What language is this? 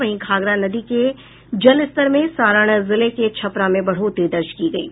Hindi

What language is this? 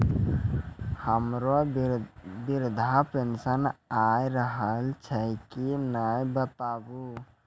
Maithili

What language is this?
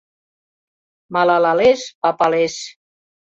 Mari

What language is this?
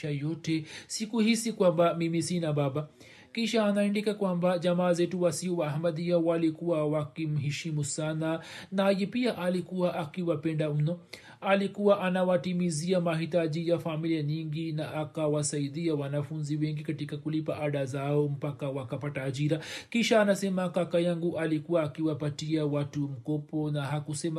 Swahili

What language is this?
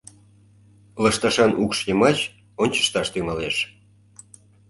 Mari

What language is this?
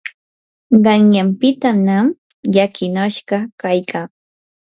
Yanahuanca Pasco Quechua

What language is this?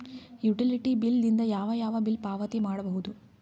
Kannada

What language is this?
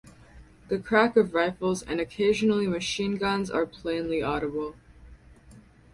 English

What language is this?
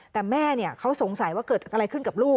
Thai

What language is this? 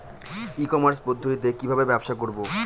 Bangla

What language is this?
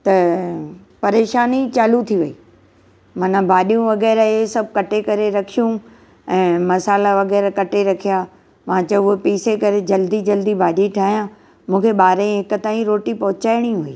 Sindhi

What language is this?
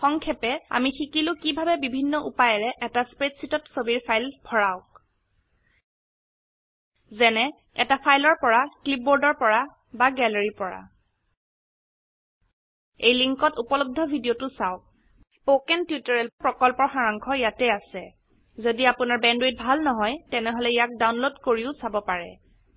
Assamese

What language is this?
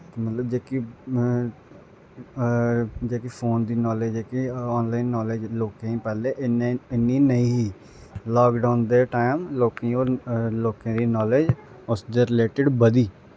Dogri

